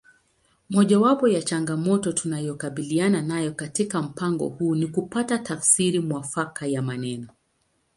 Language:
Swahili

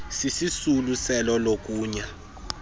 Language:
Xhosa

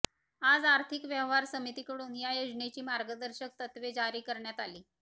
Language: Marathi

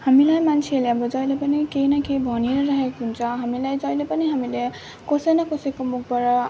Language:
Nepali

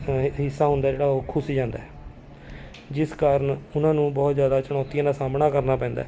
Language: Punjabi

